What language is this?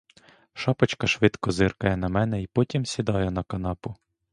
Ukrainian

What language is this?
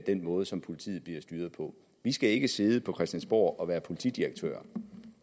Danish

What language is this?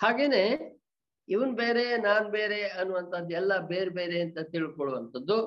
Kannada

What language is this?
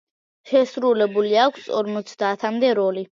Georgian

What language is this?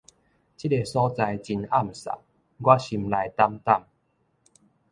Min Nan Chinese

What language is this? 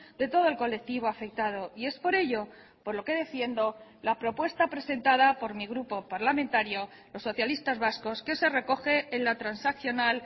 Spanish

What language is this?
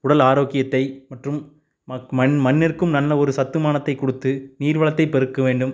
Tamil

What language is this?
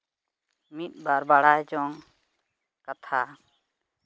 Santali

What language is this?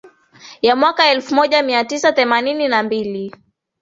Swahili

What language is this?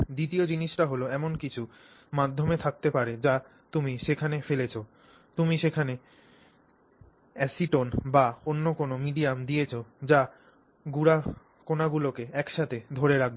Bangla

